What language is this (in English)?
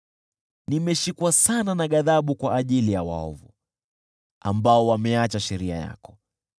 Swahili